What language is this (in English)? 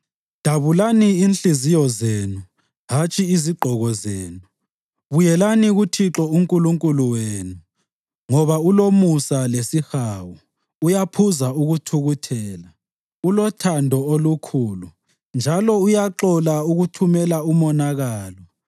North Ndebele